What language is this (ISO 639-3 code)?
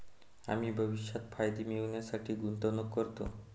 mar